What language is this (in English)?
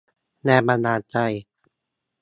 Thai